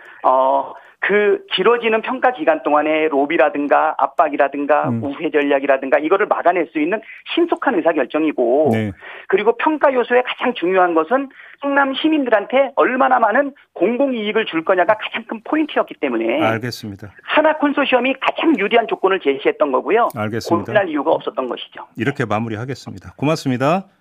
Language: Korean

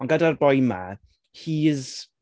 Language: Welsh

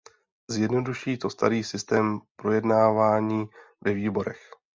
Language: Czech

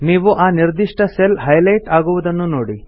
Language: Kannada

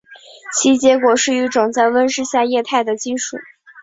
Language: Chinese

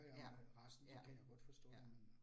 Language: Danish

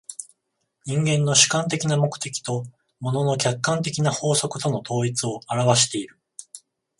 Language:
Japanese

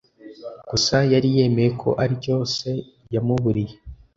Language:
Kinyarwanda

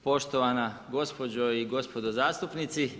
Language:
Croatian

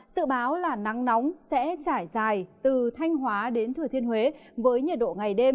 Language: Vietnamese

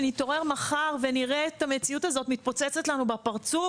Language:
Hebrew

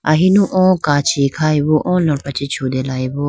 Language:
Idu-Mishmi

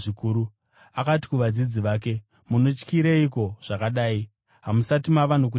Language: Shona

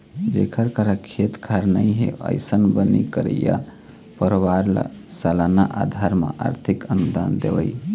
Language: Chhattisgarhi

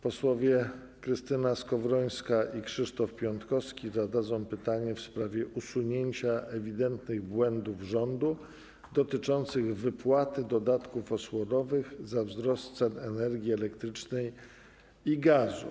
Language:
Polish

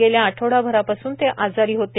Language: Marathi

